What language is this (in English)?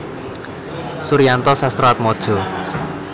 Javanese